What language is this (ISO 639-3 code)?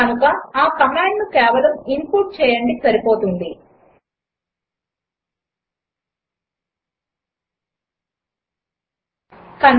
tel